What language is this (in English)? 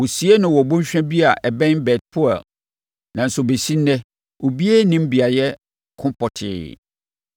Akan